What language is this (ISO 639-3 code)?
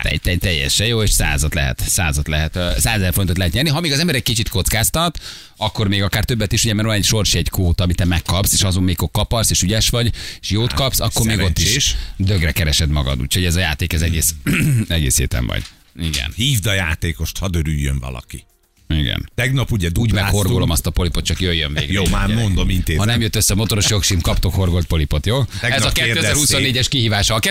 hun